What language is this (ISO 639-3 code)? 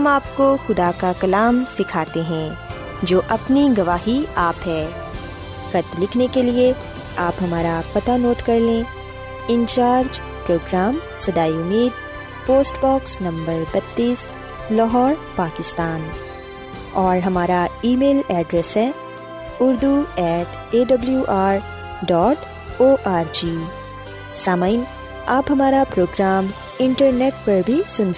urd